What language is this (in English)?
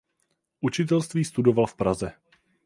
Czech